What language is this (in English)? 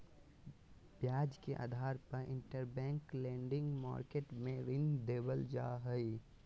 Magahi